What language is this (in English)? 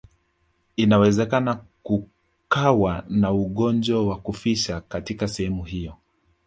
Swahili